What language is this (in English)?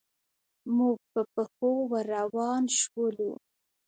Pashto